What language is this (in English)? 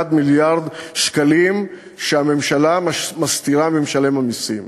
Hebrew